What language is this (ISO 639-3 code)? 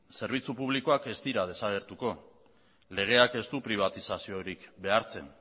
eus